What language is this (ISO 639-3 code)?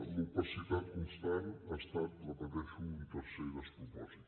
cat